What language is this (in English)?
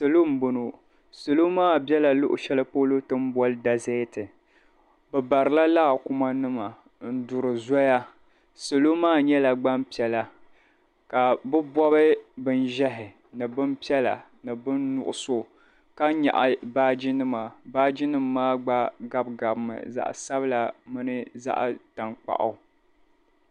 Dagbani